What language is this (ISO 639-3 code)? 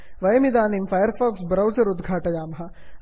san